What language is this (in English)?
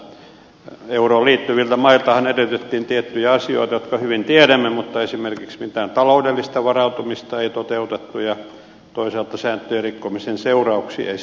Finnish